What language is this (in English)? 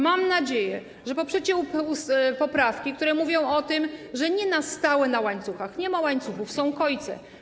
Polish